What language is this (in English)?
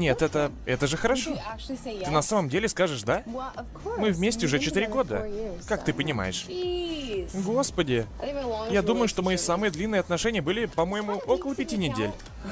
Russian